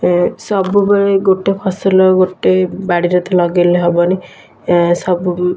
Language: Odia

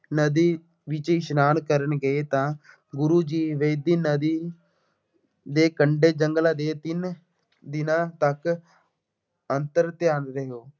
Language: Punjabi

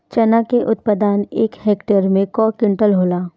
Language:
Bhojpuri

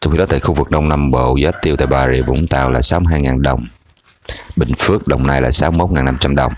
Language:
Vietnamese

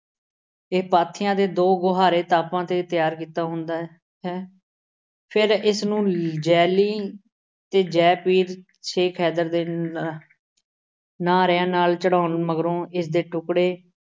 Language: Punjabi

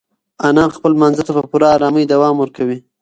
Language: Pashto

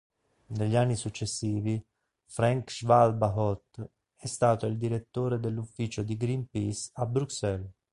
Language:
Italian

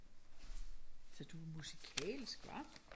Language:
Danish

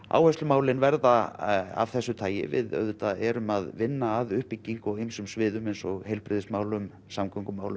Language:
Icelandic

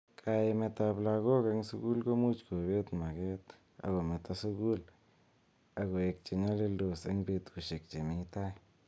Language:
Kalenjin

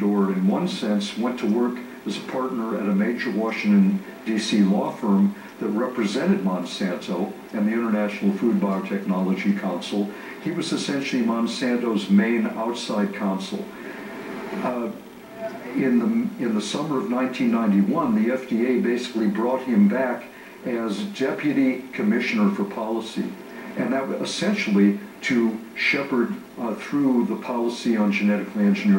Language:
English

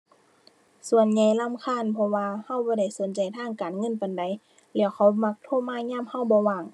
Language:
Thai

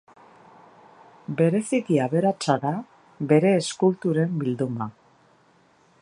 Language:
Basque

